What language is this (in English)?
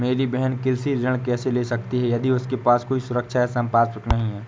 Hindi